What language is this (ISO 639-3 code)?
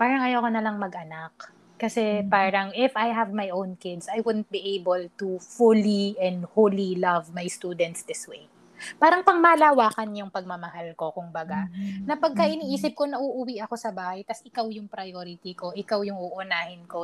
fil